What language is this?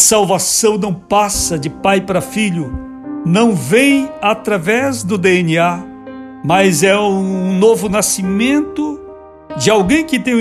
Portuguese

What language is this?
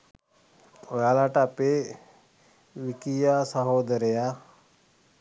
Sinhala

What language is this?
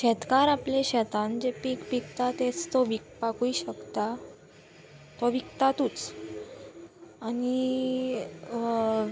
Konkani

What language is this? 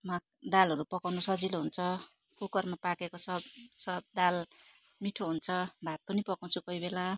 Nepali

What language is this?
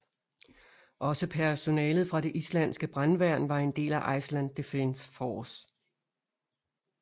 Danish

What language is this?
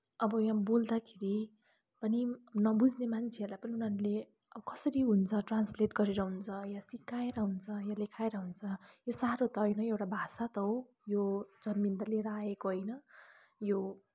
Nepali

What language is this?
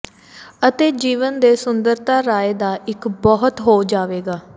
Punjabi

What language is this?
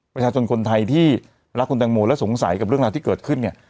Thai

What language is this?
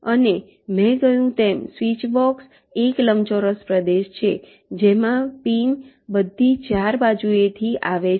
Gujarati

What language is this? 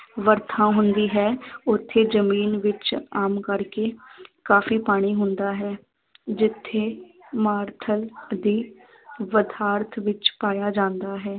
Punjabi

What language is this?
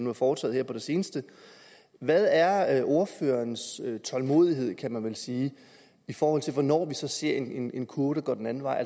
Danish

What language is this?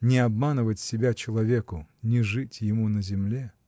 Russian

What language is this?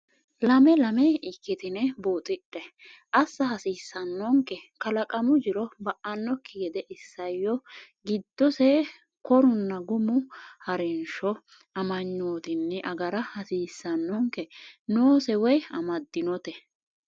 Sidamo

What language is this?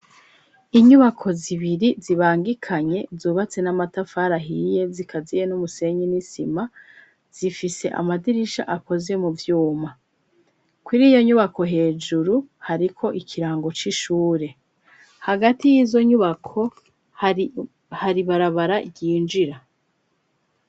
Rundi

